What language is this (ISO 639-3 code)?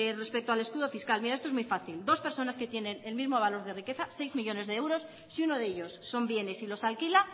spa